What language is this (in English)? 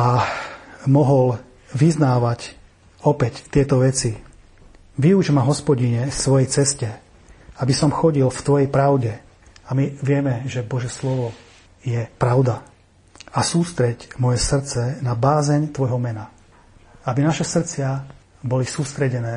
Slovak